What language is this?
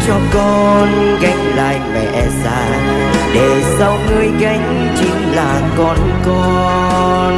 Vietnamese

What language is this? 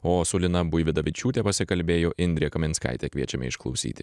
Lithuanian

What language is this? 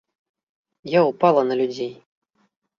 Belarusian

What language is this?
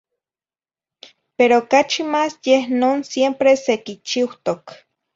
Zacatlán-Ahuacatlán-Tepetzintla Nahuatl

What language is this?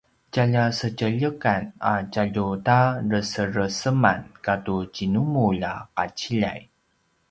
Paiwan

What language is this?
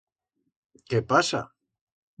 Aragonese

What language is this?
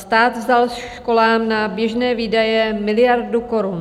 Czech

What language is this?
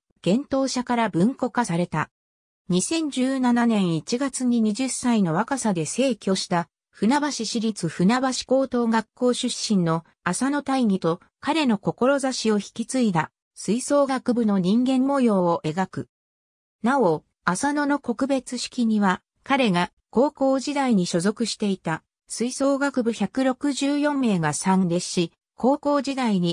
Japanese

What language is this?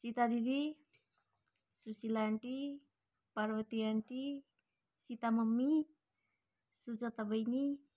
Nepali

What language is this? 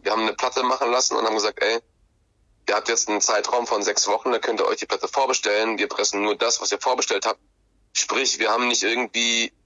German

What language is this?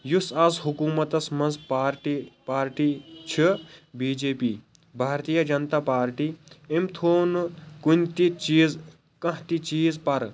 Kashmiri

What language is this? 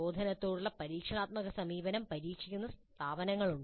Malayalam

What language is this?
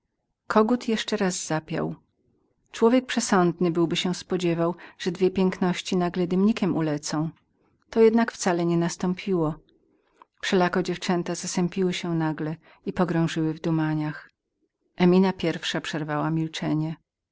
Polish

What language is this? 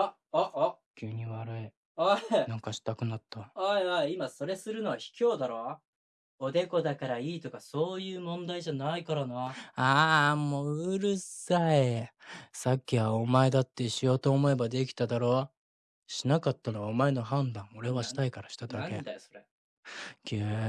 Japanese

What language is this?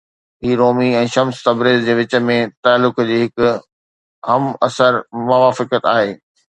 Sindhi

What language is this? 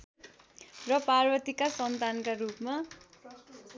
Nepali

